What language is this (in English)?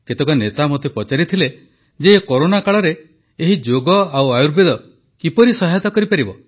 Odia